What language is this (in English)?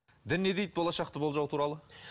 Kazakh